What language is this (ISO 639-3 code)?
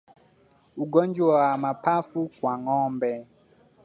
swa